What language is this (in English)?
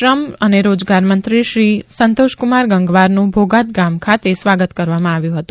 Gujarati